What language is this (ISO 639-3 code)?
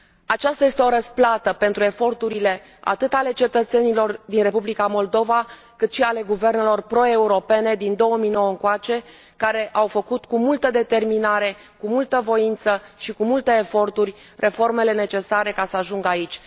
ron